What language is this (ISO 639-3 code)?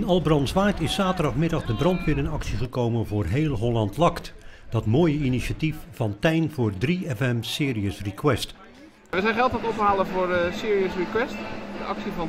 nld